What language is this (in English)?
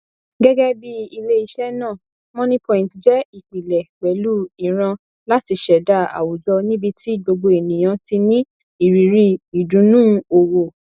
Yoruba